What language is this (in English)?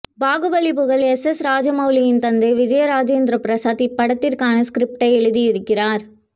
Tamil